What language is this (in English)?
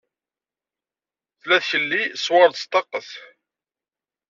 Kabyle